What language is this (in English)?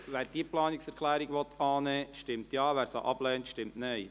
Swiss German